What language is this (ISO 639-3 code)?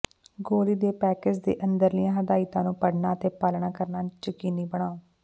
pan